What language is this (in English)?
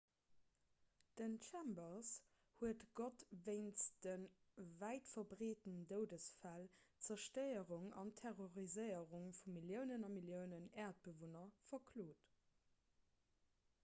Luxembourgish